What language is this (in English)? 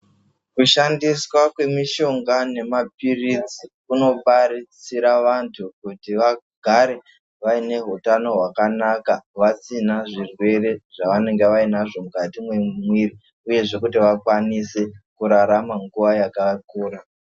Ndau